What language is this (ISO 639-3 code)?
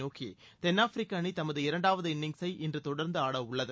tam